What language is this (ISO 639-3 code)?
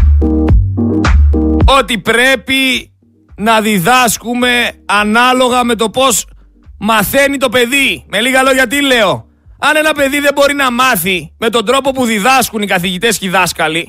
ell